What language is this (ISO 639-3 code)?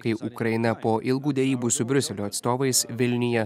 lit